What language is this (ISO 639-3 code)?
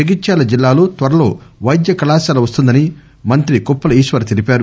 tel